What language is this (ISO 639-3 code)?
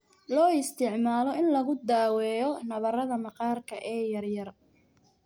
som